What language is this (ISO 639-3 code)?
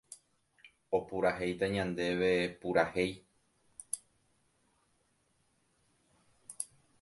grn